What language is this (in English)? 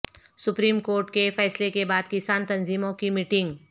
Urdu